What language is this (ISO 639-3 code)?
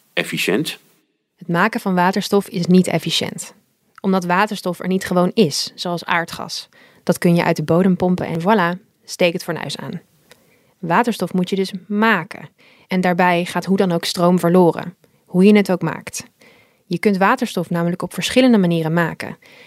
nld